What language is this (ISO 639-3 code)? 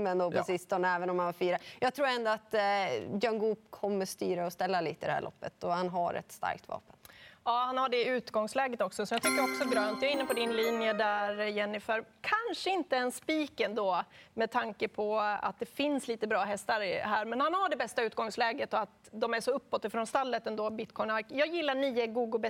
swe